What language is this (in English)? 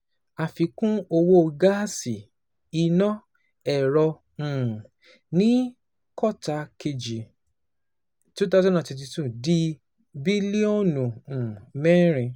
Yoruba